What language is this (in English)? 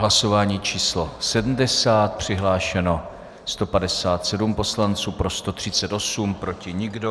Czech